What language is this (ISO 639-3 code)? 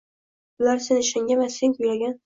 uzb